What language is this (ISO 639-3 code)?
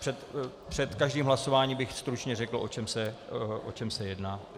ces